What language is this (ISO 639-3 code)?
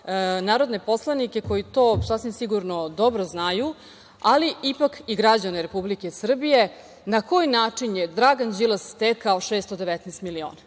srp